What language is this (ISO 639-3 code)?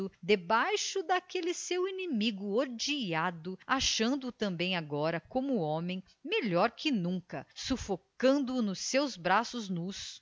por